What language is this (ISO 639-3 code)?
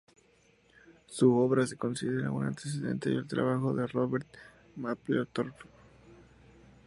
spa